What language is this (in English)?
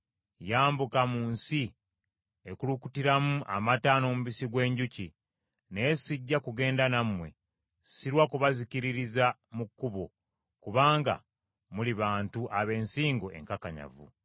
Ganda